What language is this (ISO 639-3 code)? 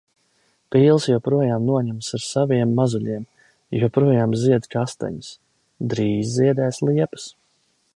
lav